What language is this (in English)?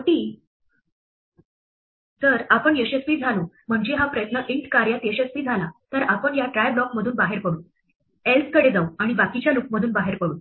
Marathi